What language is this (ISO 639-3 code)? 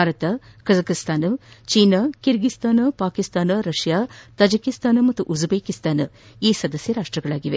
kan